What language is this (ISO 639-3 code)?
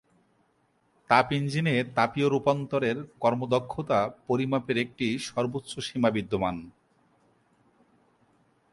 ben